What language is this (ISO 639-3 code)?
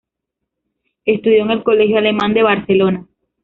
spa